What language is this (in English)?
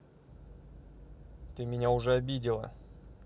Russian